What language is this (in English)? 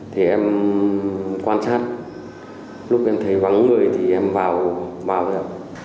Vietnamese